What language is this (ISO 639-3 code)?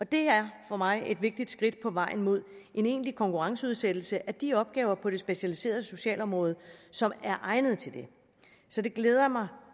dan